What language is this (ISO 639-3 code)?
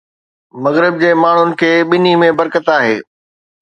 snd